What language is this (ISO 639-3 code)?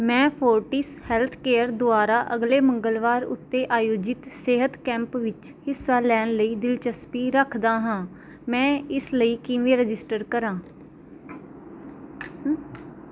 pan